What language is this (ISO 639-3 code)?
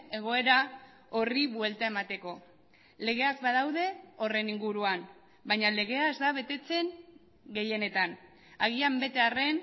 eus